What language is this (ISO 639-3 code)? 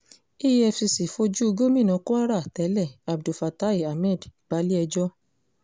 yor